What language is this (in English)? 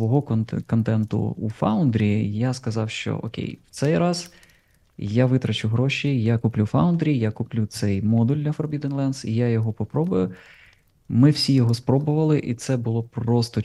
Ukrainian